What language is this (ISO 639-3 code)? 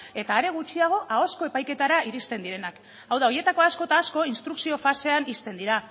eus